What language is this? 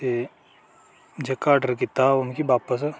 Dogri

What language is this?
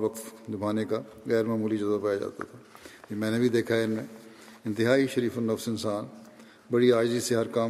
Urdu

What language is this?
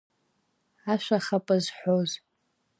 Abkhazian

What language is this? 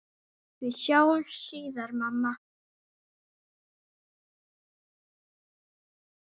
Icelandic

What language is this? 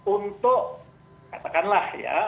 Indonesian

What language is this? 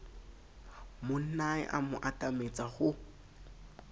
Southern Sotho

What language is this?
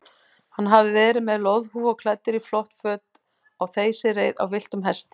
Icelandic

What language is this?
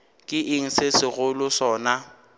Northern Sotho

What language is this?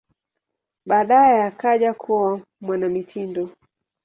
Swahili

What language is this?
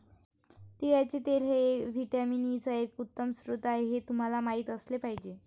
Marathi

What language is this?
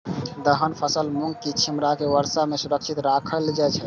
Maithili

